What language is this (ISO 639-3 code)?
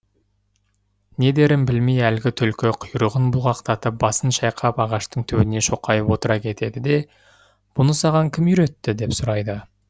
kaz